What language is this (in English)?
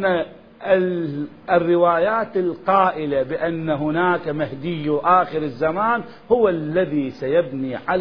Arabic